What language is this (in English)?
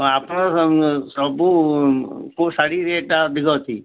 Odia